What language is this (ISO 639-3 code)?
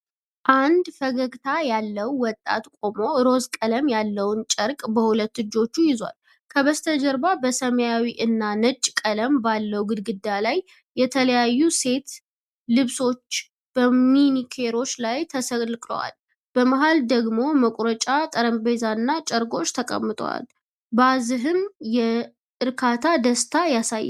amh